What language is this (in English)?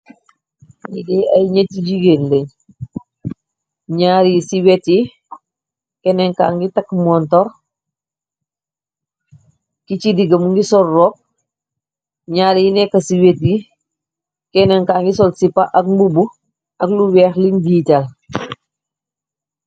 Wolof